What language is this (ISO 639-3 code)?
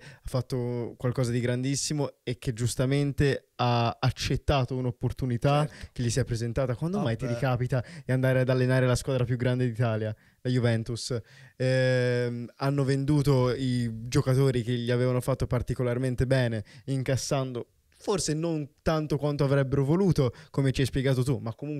ita